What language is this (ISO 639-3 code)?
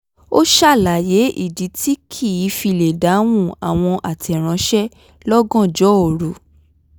yor